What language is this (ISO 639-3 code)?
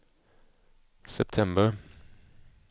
swe